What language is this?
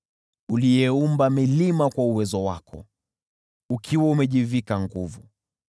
Swahili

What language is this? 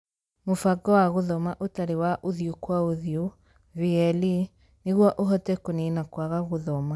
Kikuyu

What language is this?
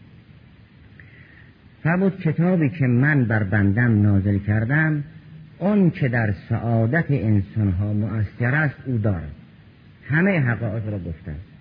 Persian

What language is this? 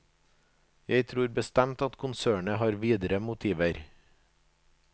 Norwegian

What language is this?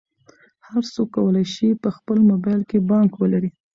Pashto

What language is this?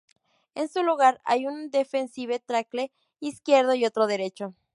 Spanish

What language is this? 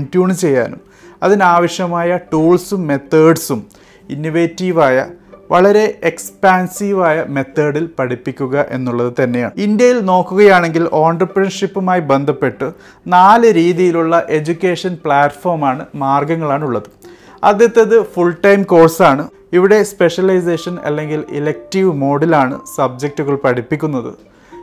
Malayalam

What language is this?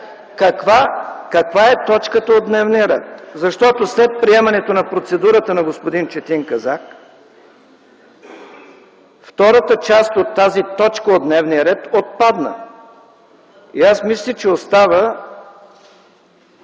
Bulgarian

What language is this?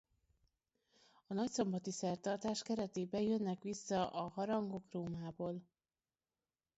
Hungarian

